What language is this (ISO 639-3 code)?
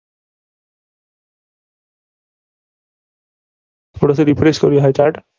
mar